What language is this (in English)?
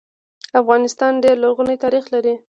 Pashto